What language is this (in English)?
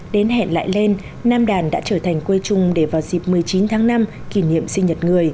Vietnamese